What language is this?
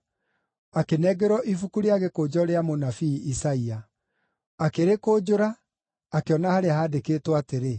Kikuyu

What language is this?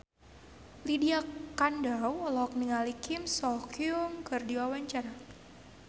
Sundanese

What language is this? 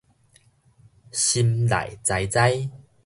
Min Nan Chinese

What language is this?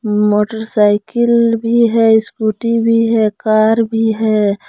Hindi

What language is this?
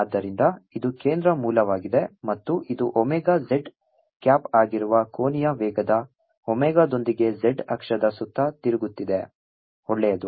Kannada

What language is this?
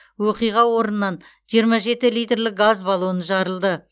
Kazakh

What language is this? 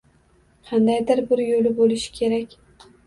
Uzbek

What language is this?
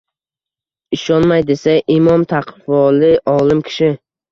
Uzbek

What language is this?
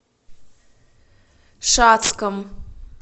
Russian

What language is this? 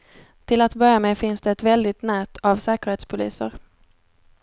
Swedish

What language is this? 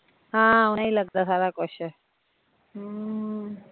Punjabi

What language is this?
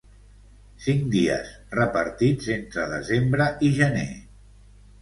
Catalan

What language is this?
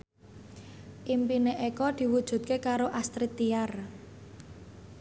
Javanese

